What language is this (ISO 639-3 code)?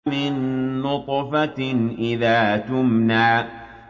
ara